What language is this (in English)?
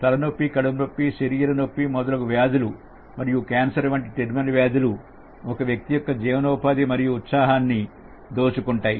Telugu